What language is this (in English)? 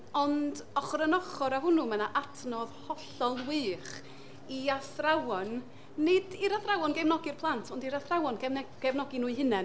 Welsh